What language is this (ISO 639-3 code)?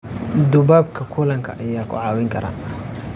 som